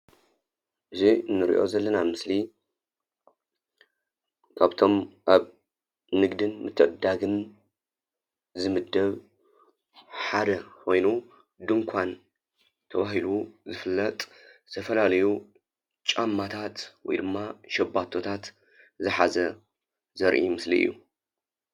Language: Tigrinya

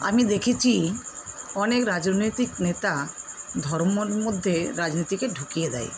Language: Bangla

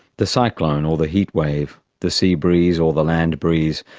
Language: English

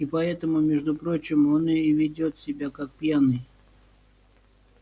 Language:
Russian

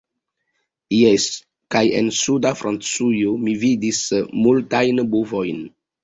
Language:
Esperanto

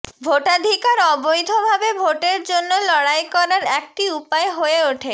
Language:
Bangla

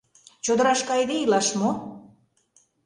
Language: Mari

